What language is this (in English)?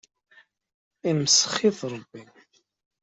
Kabyle